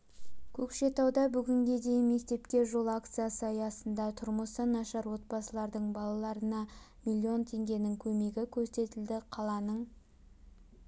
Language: Kazakh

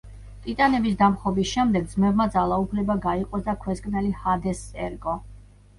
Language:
Georgian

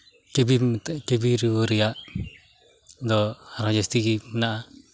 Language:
Santali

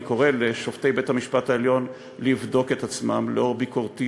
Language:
Hebrew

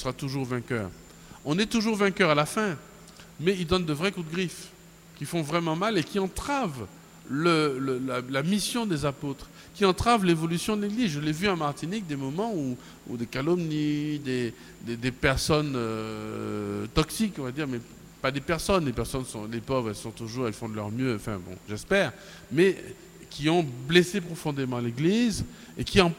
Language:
French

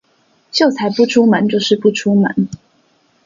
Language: Chinese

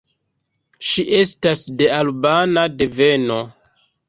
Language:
Esperanto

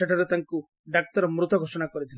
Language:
Odia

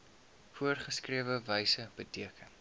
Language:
Afrikaans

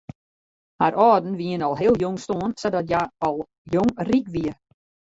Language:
Western Frisian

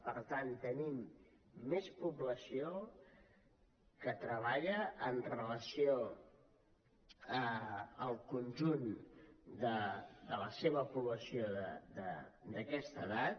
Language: Catalan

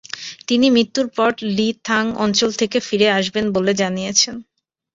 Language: Bangla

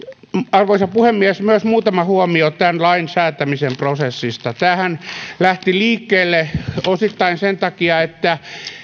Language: Finnish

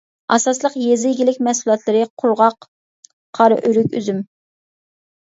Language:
Uyghur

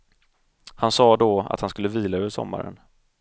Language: Swedish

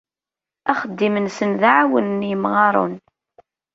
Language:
Kabyle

